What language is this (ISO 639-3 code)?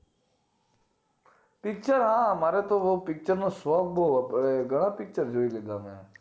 guj